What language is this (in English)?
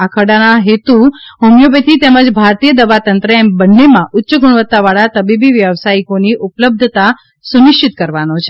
Gujarati